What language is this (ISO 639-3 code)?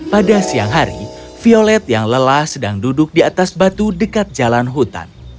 ind